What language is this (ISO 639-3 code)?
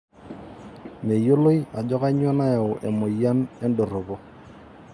mas